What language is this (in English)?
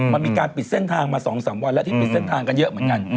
Thai